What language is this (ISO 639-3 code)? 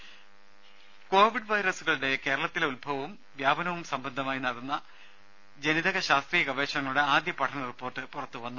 mal